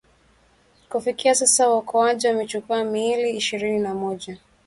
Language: Swahili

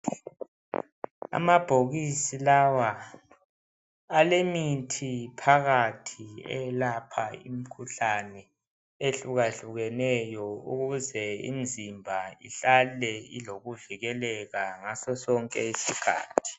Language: North Ndebele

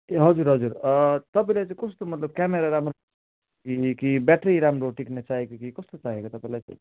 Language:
Nepali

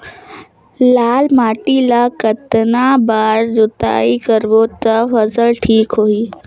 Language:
Chhattisgarhi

